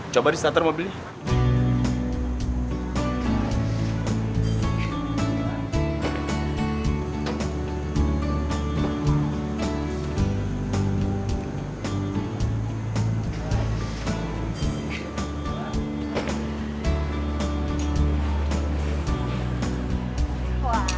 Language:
Indonesian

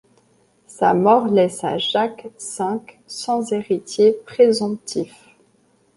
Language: French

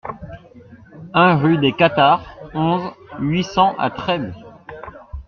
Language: French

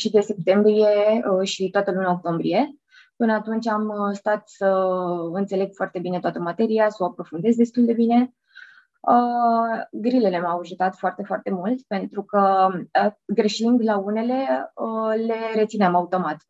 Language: Romanian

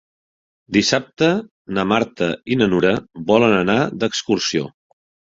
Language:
Catalan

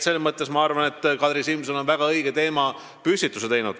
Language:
Estonian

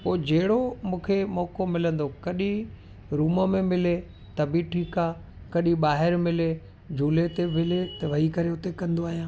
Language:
Sindhi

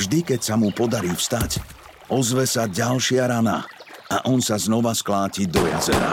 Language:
Slovak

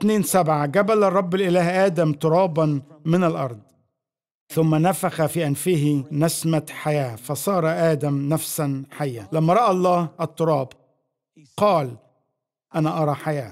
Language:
Arabic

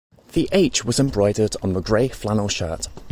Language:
English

